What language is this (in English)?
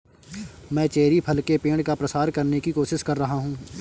Hindi